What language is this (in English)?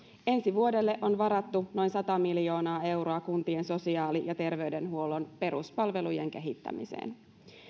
Finnish